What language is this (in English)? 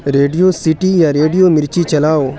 Urdu